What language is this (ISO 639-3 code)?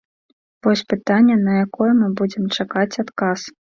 bel